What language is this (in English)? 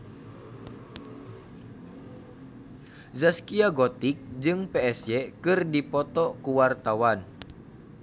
Sundanese